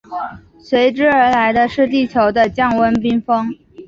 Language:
Chinese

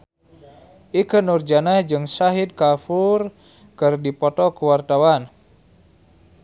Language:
Sundanese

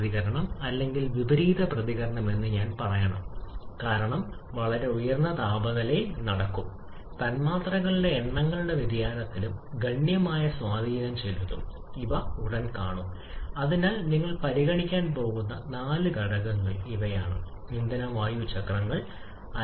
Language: Malayalam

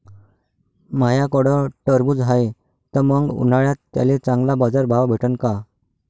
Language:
Marathi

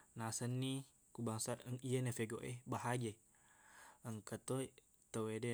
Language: Buginese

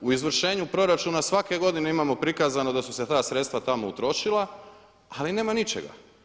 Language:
Croatian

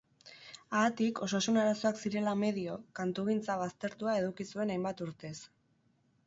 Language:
Basque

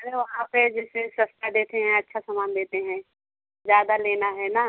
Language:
Hindi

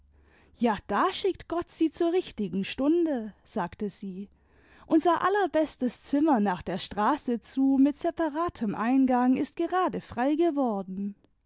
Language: German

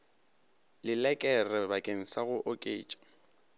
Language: Northern Sotho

